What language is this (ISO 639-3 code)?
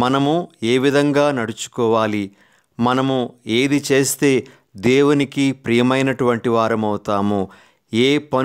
hin